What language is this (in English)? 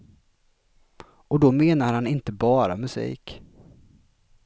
Swedish